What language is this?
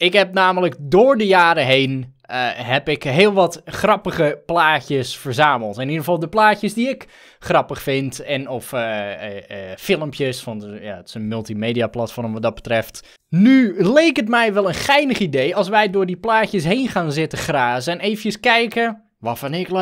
Dutch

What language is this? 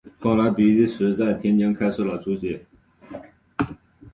Chinese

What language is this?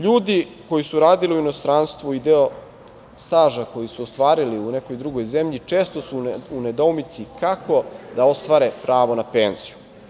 Serbian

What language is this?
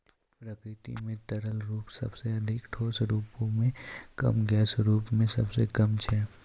Maithili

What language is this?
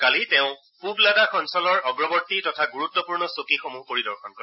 Assamese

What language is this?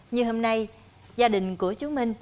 Vietnamese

